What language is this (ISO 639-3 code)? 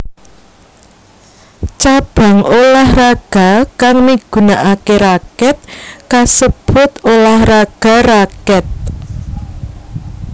jav